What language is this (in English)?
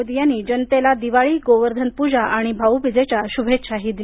Marathi